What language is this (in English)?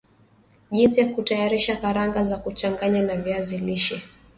Swahili